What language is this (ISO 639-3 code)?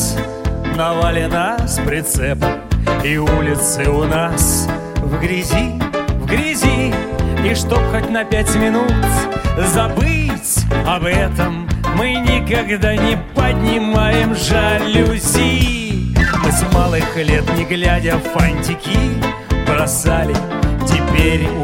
rus